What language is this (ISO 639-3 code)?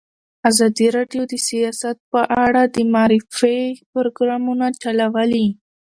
pus